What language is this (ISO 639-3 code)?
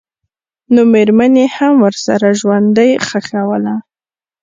pus